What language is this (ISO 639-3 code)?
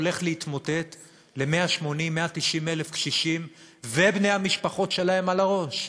heb